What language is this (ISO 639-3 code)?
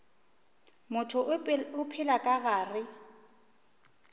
nso